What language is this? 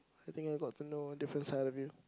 English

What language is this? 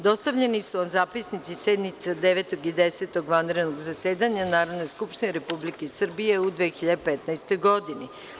Serbian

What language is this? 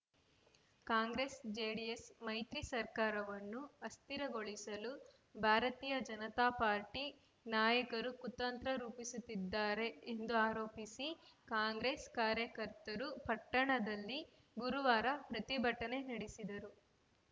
Kannada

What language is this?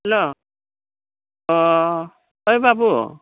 Bodo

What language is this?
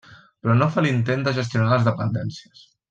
Catalan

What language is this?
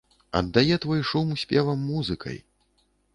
Belarusian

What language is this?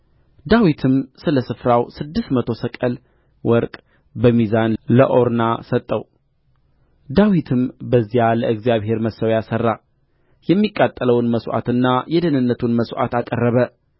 Amharic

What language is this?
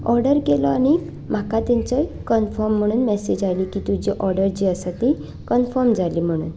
Konkani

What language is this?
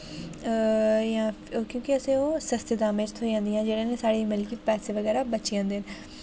Dogri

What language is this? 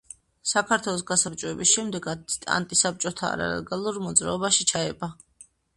Georgian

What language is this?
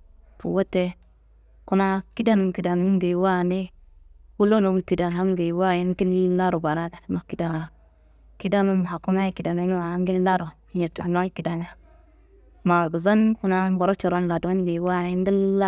Kanembu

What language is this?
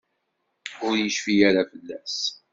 Kabyle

